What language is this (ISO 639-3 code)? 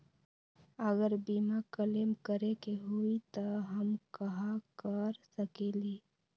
mag